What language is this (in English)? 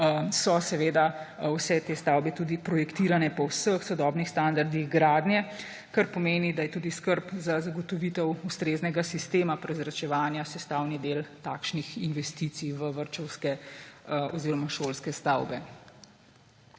Slovenian